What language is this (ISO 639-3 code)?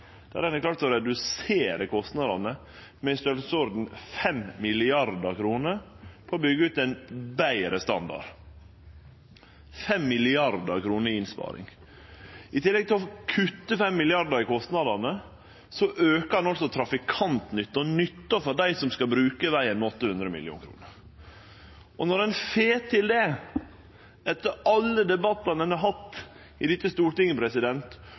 nno